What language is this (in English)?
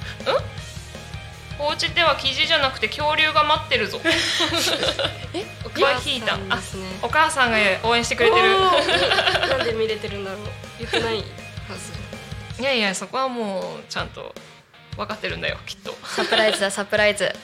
Japanese